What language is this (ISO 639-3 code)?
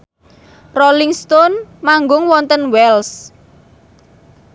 jav